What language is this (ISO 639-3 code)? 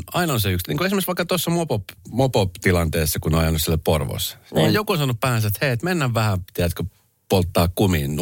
fin